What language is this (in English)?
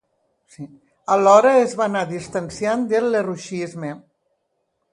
Catalan